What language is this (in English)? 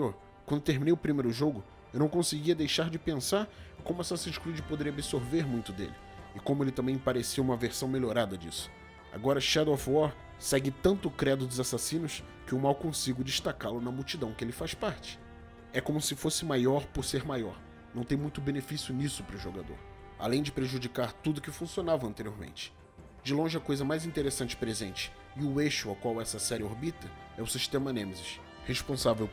Portuguese